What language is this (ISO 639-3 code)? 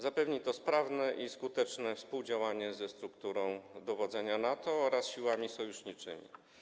pol